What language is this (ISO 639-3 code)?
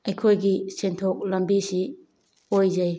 mni